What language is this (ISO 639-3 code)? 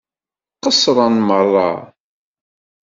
kab